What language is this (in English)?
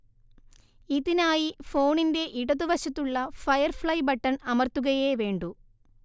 Malayalam